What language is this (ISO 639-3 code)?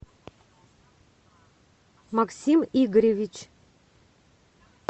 rus